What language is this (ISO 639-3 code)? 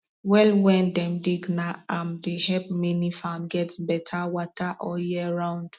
pcm